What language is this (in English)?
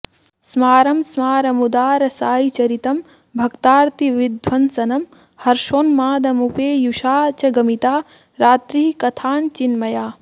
Sanskrit